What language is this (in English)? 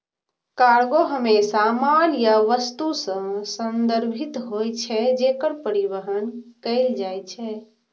Maithili